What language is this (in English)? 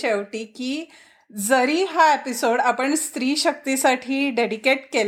Marathi